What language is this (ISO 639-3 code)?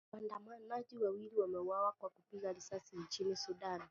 swa